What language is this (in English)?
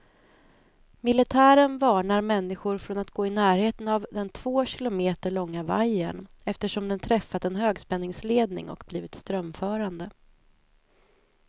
Swedish